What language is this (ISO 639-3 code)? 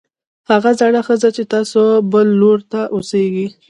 pus